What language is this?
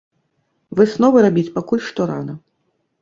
Belarusian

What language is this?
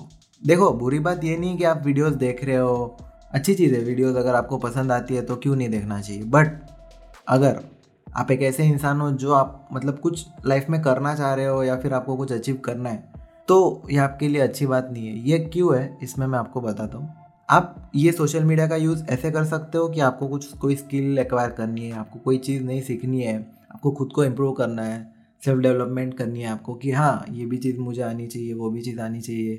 Hindi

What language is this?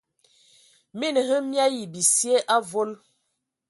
Ewondo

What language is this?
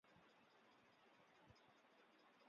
Chinese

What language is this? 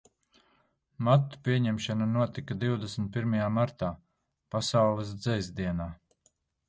Latvian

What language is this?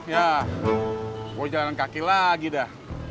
Indonesian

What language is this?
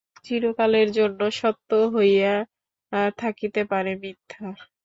Bangla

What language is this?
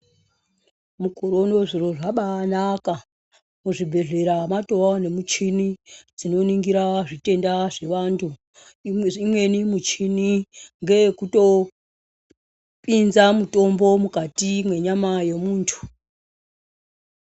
Ndau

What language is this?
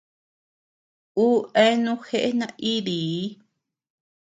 Tepeuxila Cuicatec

